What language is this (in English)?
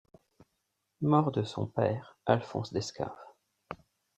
French